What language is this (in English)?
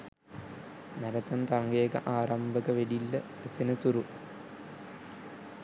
Sinhala